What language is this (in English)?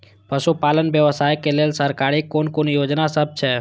Maithili